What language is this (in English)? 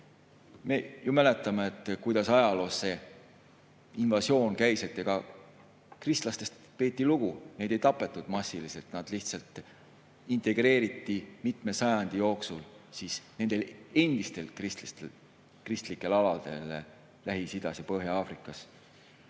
Estonian